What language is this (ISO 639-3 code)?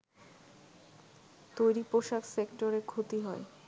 ben